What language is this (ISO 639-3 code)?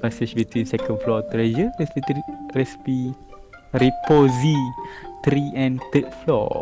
msa